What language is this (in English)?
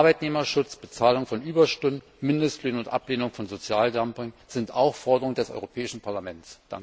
German